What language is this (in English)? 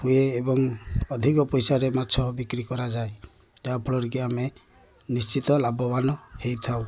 Odia